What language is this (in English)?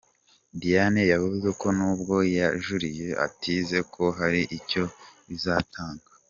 Kinyarwanda